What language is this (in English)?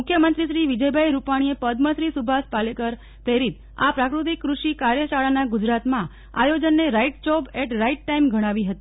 Gujarati